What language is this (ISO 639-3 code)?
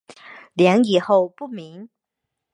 zho